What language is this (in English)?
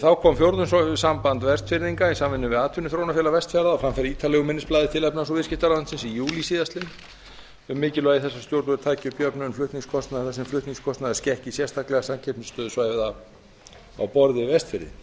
Icelandic